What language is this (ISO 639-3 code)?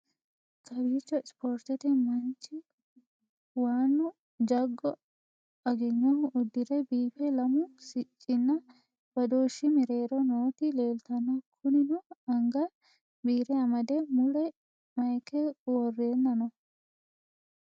sid